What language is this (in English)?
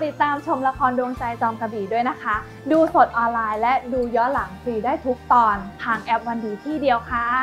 Thai